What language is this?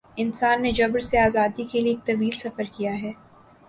Urdu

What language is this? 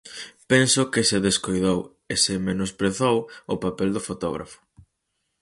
Galician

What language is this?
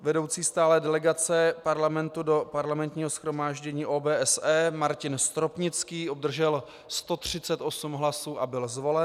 Czech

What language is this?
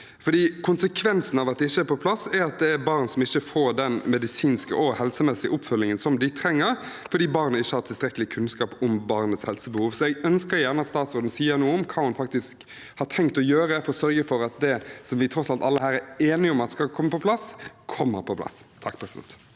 Norwegian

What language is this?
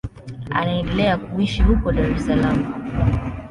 Swahili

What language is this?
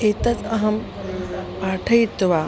Sanskrit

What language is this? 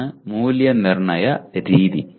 Malayalam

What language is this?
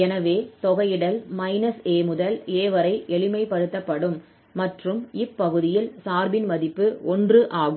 Tamil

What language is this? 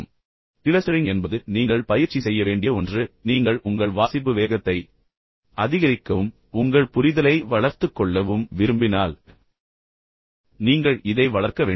Tamil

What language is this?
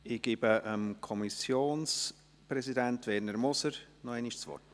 Swiss German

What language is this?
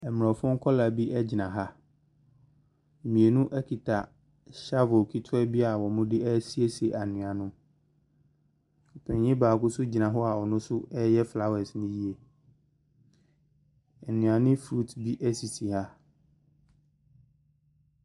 Akan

